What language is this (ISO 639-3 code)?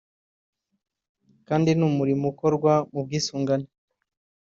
kin